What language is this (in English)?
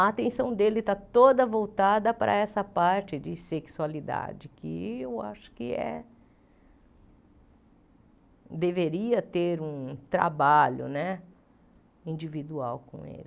Portuguese